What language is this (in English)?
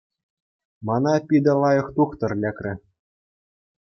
Chuvash